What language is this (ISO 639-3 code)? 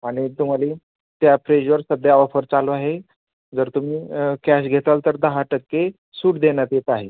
mar